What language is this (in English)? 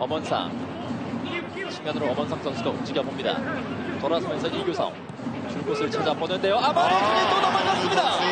Korean